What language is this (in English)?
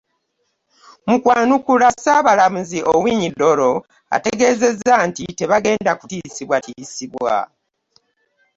Ganda